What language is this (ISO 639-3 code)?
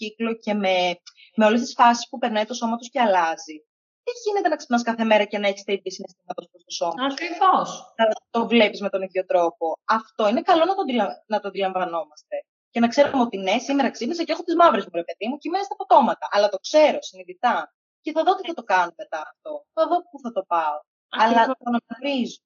ell